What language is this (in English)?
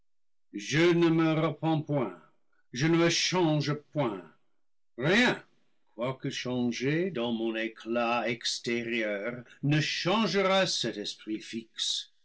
French